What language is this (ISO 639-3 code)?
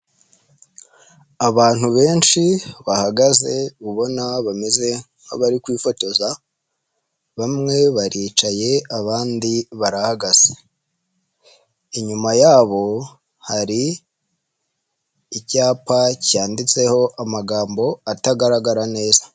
kin